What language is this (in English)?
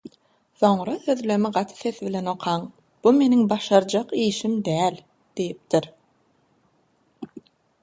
Turkmen